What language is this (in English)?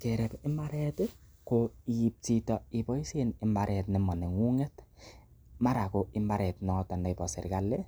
Kalenjin